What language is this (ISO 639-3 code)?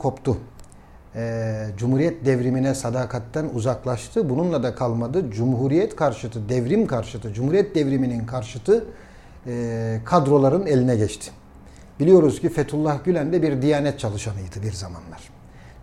tur